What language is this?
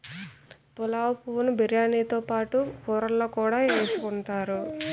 Telugu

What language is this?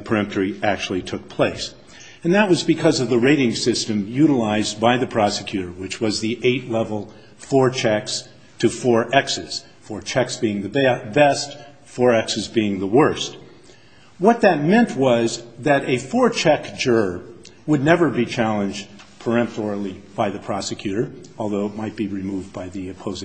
English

